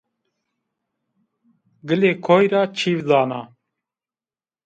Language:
Zaza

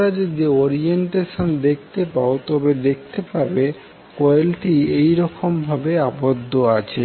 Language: Bangla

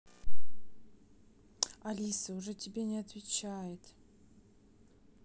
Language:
Russian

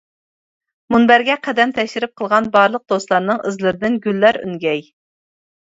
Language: Uyghur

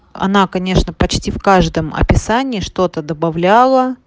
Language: Russian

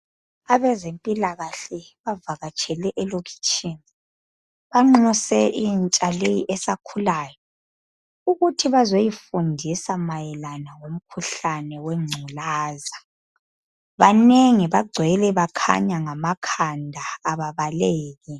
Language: North Ndebele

